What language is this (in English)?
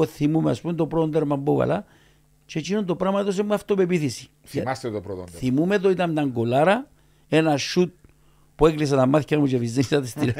Greek